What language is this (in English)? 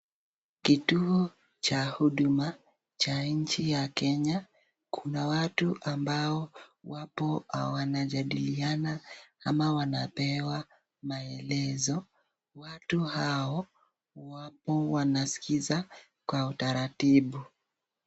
Swahili